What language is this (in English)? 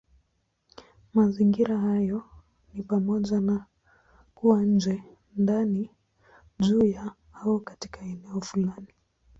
Swahili